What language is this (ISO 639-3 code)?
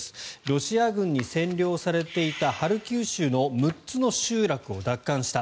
jpn